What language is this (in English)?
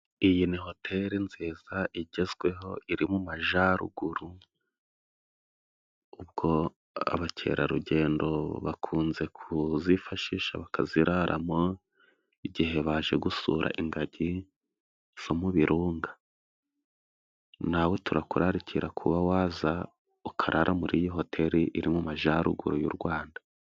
Kinyarwanda